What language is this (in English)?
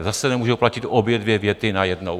Czech